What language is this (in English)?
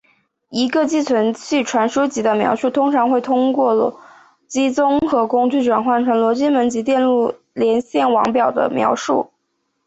Chinese